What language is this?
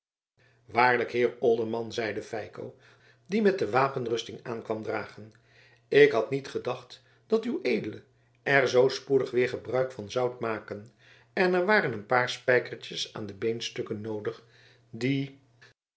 Dutch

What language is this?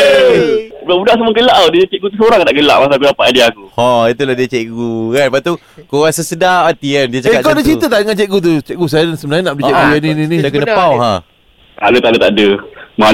Malay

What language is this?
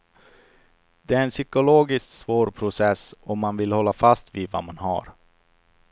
Swedish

